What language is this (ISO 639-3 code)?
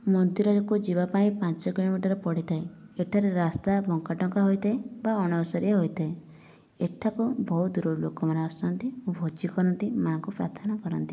ori